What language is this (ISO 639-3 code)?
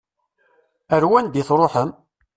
kab